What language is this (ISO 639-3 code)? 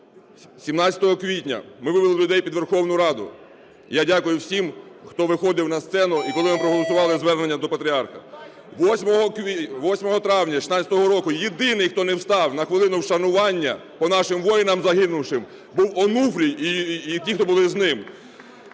ukr